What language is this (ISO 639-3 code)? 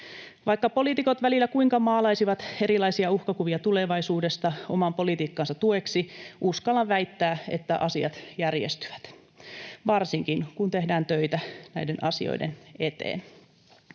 fin